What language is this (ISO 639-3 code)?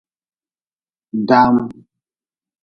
nmz